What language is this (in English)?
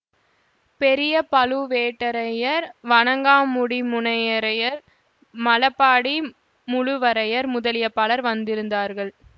Tamil